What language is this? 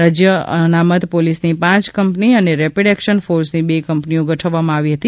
Gujarati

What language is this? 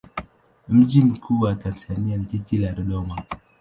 Swahili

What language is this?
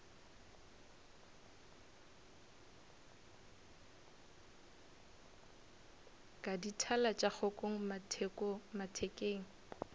Northern Sotho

